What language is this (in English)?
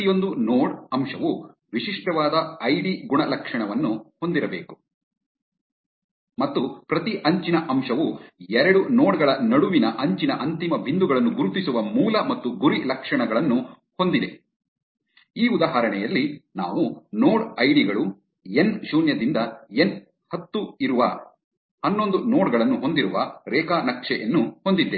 Kannada